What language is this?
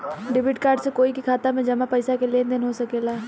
Bhojpuri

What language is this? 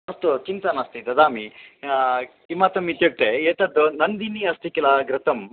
Sanskrit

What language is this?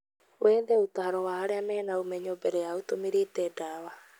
Kikuyu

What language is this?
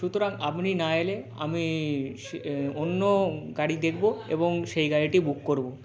Bangla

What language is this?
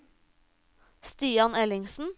Norwegian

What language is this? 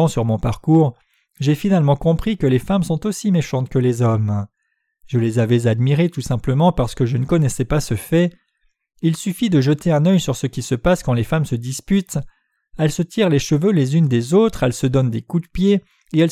French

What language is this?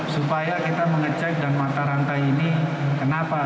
Indonesian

